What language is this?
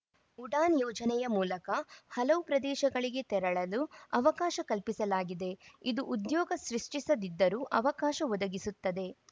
Kannada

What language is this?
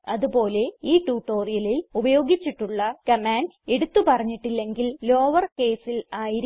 Malayalam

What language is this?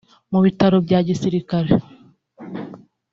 Kinyarwanda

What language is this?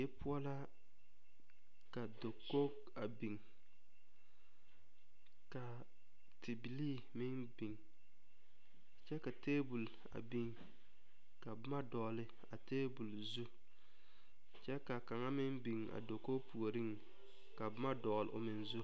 Southern Dagaare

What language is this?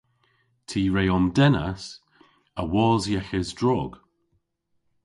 Cornish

